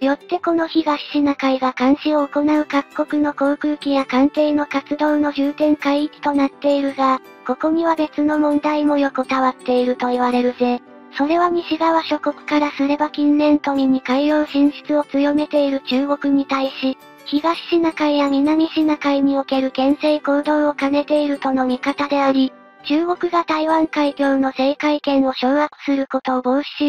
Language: Japanese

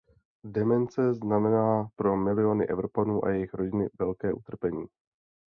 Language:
Czech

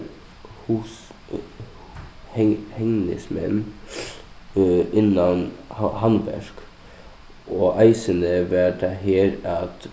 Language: Faroese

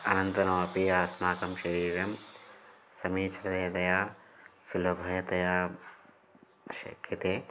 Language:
Sanskrit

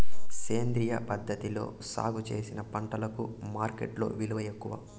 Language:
Telugu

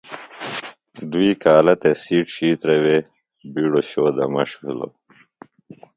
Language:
Phalura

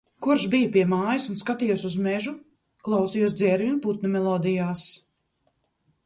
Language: Latvian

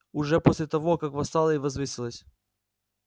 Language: Russian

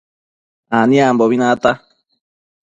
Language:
Matsés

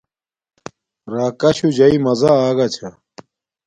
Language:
Domaaki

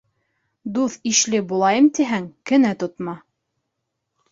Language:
Bashkir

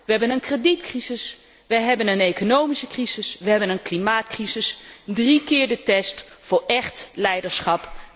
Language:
Dutch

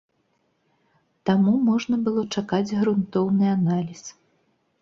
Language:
Belarusian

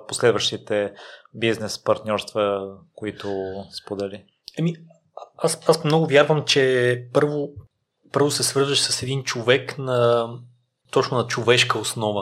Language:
Bulgarian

